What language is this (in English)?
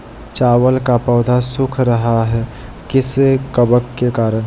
Magahi